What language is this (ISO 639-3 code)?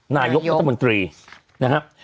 tha